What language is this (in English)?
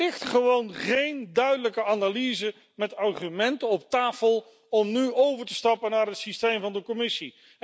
Dutch